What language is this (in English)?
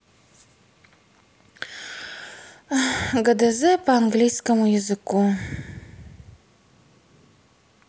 Russian